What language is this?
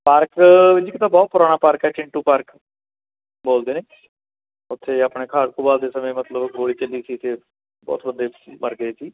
Punjabi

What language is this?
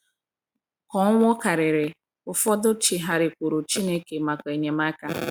Igbo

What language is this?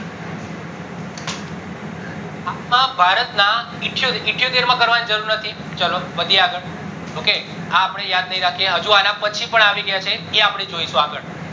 Gujarati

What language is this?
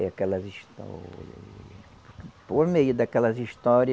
Portuguese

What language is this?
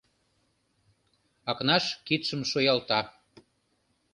Mari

